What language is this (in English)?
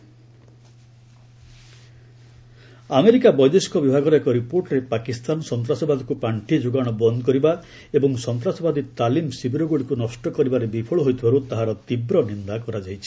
Odia